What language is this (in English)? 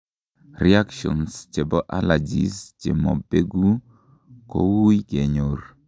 Kalenjin